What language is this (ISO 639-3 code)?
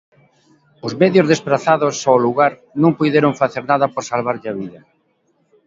glg